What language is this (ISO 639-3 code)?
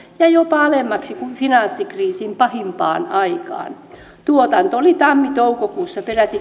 fin